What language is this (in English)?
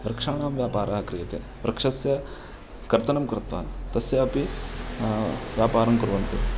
Sanskrit